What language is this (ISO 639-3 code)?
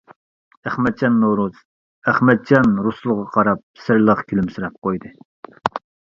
uig